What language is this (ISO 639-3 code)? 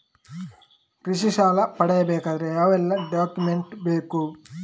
kan